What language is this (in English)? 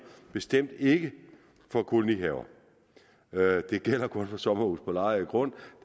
Danish